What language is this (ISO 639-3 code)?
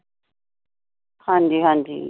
pan